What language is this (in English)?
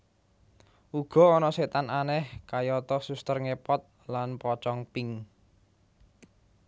Javanese